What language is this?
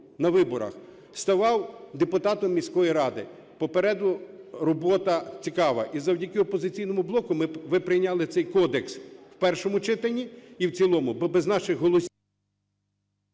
Ukrainian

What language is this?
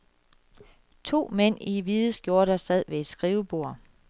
Danish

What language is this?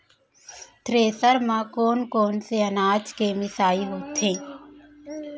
Chhattisgarhi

